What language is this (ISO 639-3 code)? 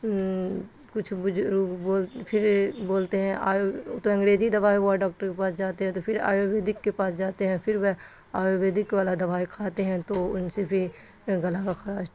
urd